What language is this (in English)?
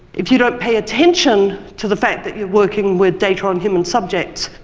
English